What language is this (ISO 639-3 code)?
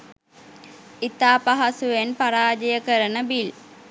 sin